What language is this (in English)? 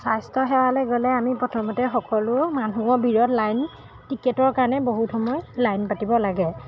Assamese